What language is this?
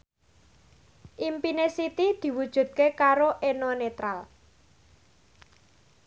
Javanese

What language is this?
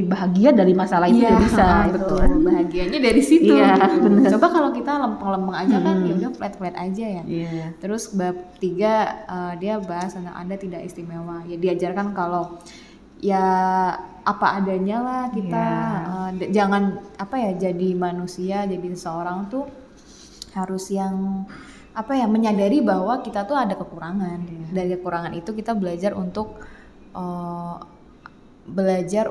Indonesian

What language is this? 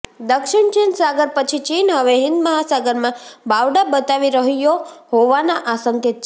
Gujarati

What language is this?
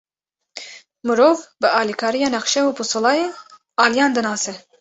Kurdish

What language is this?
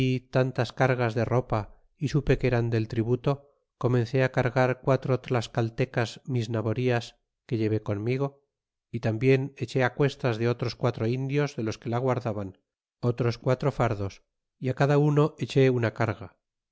Spanish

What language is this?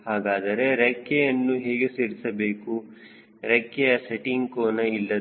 Kannada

